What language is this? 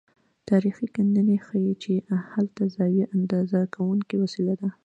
Pashto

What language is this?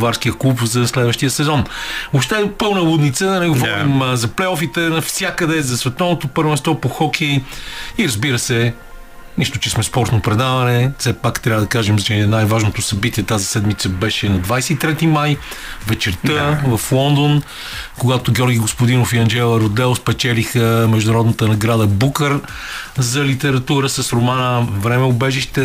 Bulgarian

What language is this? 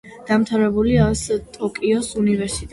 Georgian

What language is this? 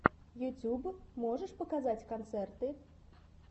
Russian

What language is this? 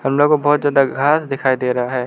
Hindi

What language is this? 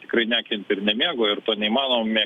Lithuanian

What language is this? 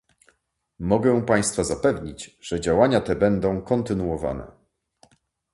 Polish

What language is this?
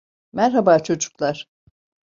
Turkish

